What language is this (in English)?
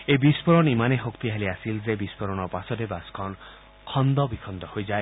Assamese